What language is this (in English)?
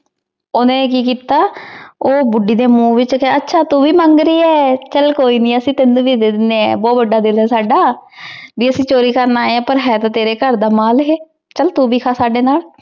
Punjabi